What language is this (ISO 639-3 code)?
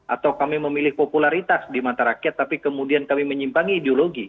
ind